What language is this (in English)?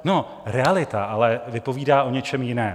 Czech